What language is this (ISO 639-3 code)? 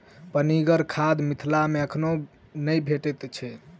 mai